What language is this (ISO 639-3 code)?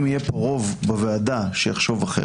heb